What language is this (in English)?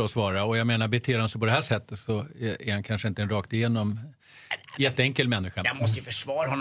Swedish